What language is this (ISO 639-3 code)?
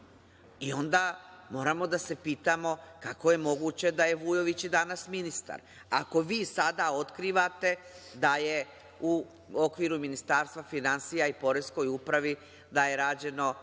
srp